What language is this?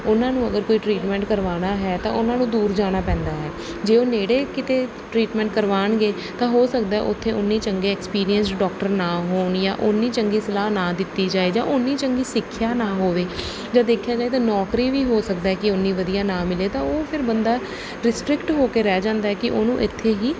Punjabi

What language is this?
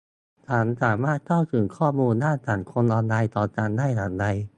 Thai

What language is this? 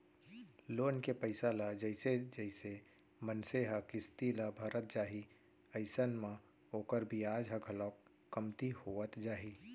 Chhattisgarhi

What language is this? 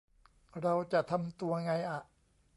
Thai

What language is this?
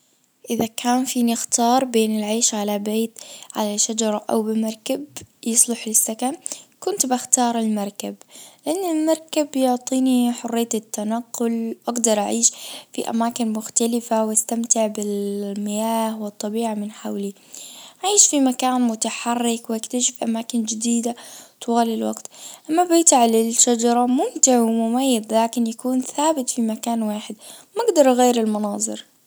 Najdi Arabic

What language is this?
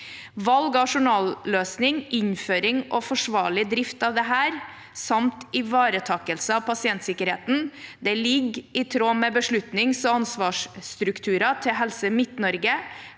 Norwegian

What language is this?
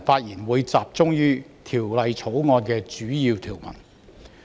Cantonese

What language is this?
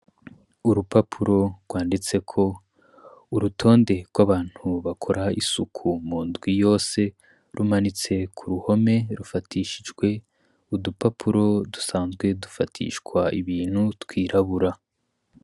Rundi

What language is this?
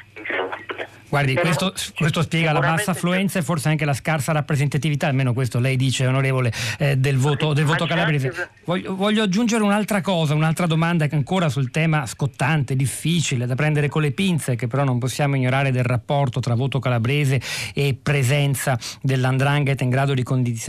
Italian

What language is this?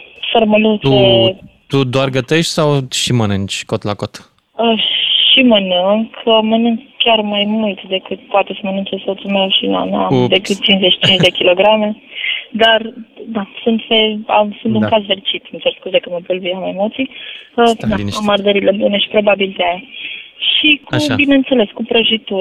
Romanian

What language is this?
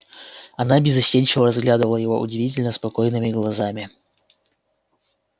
Russian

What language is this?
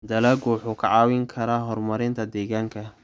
Somali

